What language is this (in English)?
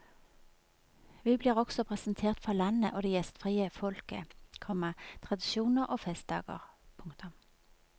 Norwegian